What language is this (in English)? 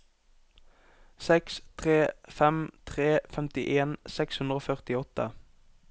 Norwegian